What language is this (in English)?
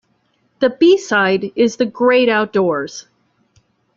English